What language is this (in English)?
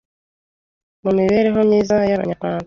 Kinyarwanda